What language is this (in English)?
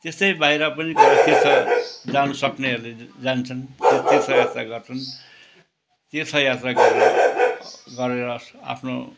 Nepali